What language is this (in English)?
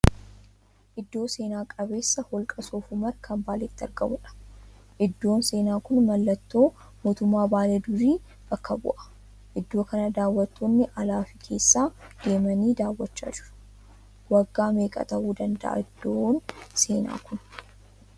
Oromo